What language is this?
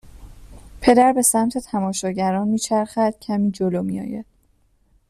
Persian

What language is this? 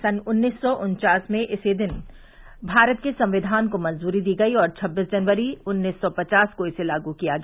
Hindi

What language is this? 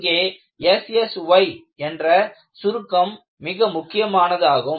Tamil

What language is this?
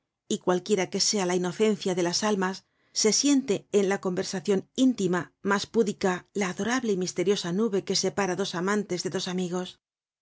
Spanish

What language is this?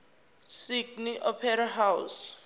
Zulu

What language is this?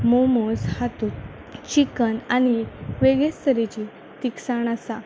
Konkani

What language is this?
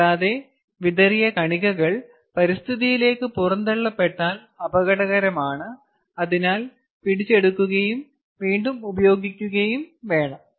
Malayalam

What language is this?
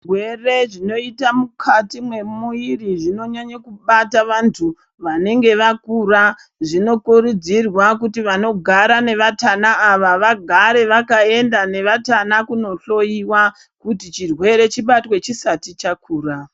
Ndau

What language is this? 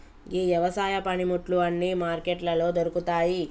Telugu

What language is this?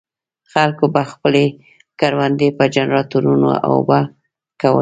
Pashto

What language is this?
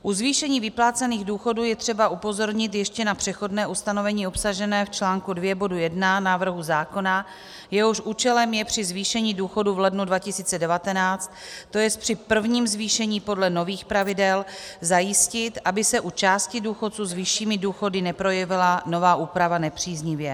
Czech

